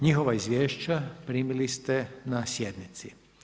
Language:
Croatian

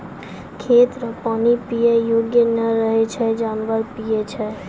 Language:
Maithili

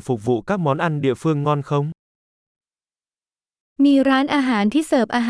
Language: Vietnamese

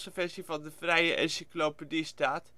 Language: Dutch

